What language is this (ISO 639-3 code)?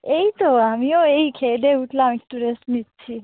ben